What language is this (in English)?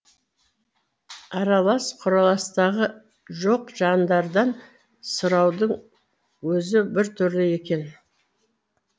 Kazakh